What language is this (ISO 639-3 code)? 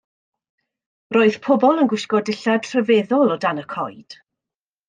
cym